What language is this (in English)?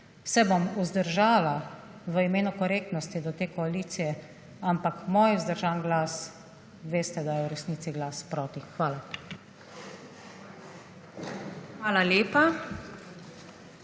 Slovenian